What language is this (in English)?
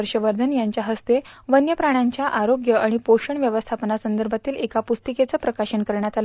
Marathi